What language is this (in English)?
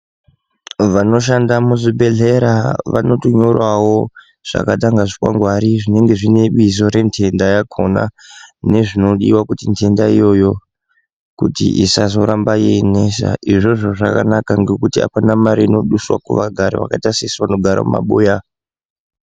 Ndau